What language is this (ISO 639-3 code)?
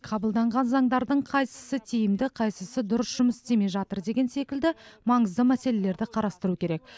kaz